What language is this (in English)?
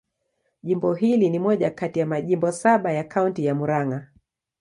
Swahili